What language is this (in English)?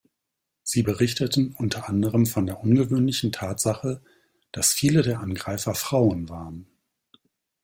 German